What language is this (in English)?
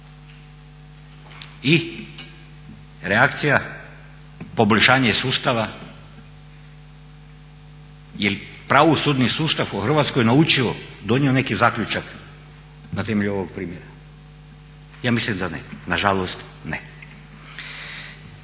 Croatian